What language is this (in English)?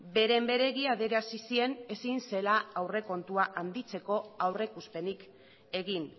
Basque